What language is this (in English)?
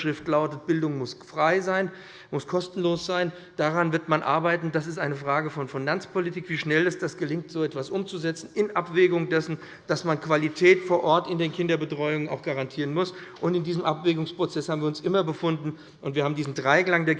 German